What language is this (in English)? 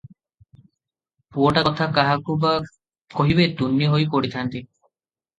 Odia